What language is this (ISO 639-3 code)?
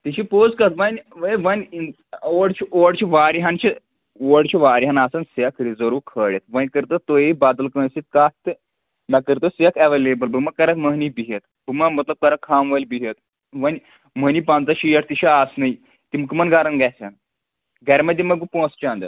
kas